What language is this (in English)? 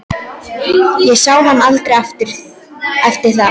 Icelandic